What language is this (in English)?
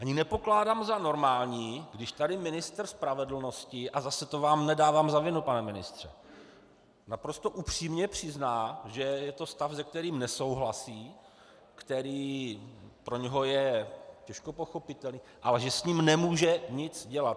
Czech